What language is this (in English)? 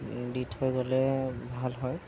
Assamese